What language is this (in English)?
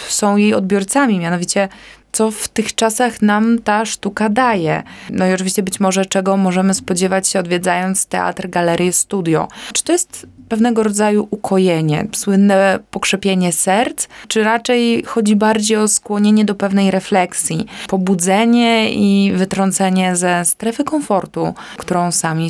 Polish